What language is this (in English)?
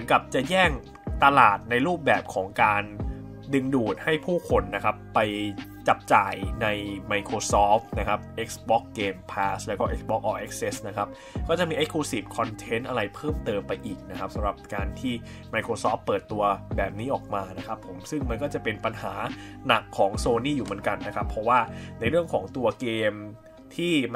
Thai